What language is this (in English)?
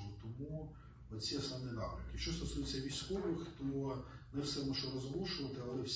Ukrainian